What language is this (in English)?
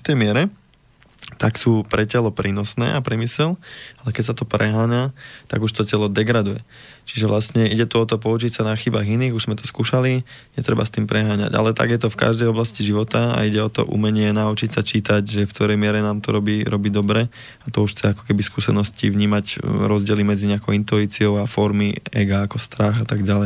Slovak